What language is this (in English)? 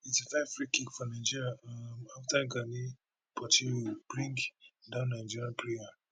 Nigerian Pidgin